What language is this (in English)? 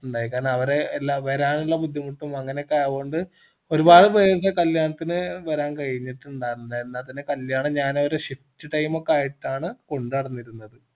Malayalam